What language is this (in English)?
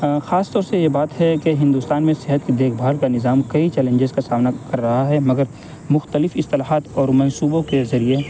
Urdu